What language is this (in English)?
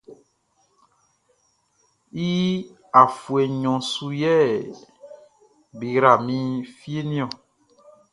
Baoulé